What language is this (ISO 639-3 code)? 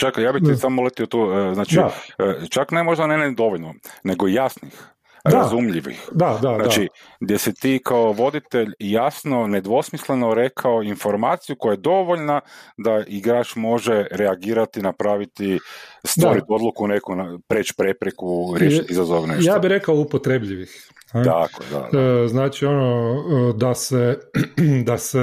hrv